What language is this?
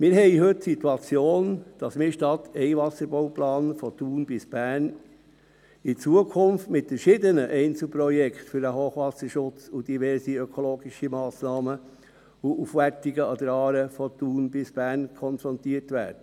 Swiss German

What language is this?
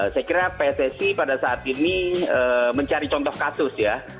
Indonesian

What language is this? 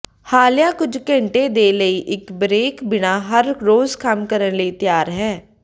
Punjabi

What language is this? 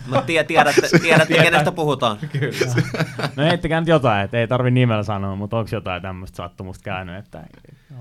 Finnish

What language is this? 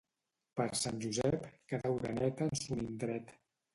Catalan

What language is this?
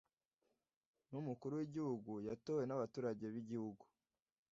Kinyarwanda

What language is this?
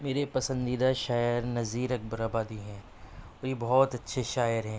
Urdu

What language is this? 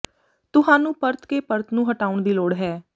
Punjabi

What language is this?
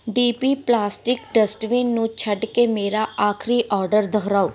Punjabi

